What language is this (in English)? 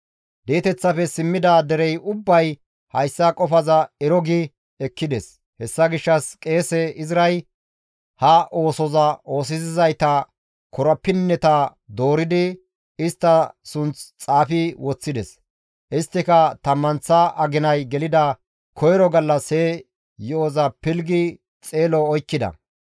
Gamo